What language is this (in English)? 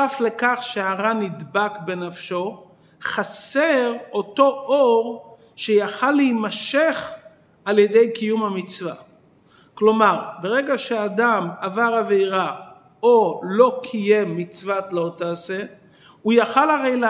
Hebrew